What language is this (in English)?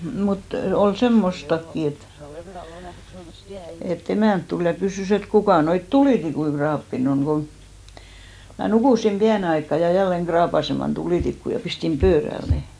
Finnish